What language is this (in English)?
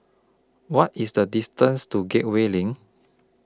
English